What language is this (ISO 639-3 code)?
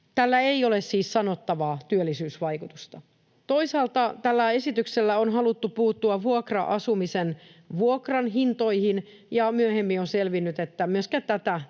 fin